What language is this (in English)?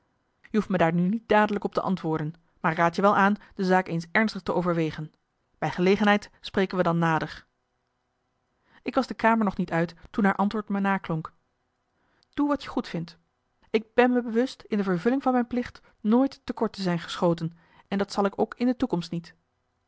Dutch